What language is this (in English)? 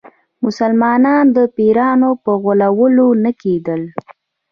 Pashto